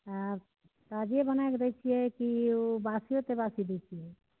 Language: Maithili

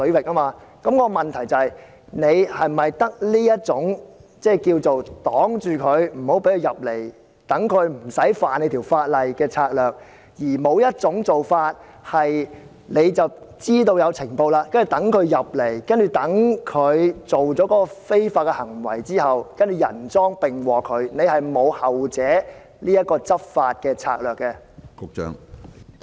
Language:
Cantonese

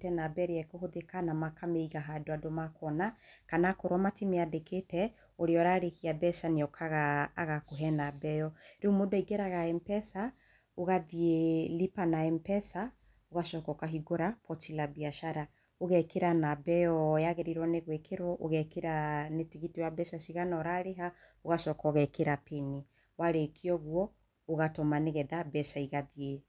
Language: Kikuyu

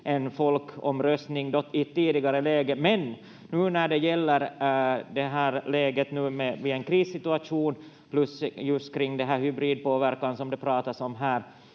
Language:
Finnish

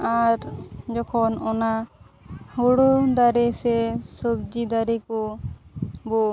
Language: Santali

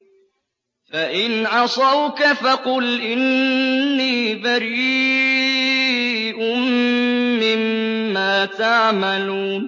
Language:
Arabic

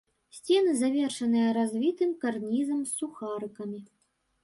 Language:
Belarusian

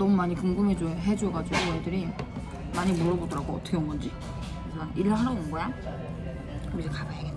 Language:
Korean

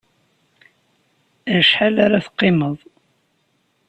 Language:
Kabyle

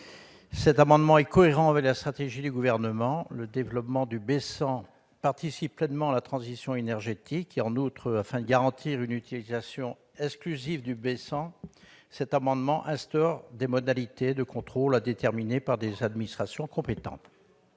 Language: French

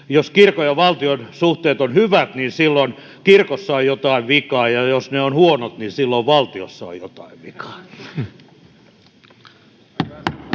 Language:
Finnish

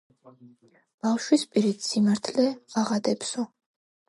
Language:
Georgian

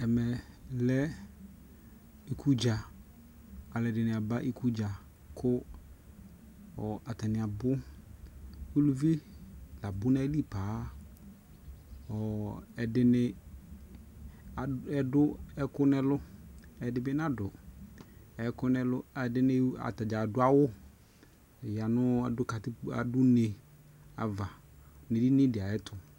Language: Ikposo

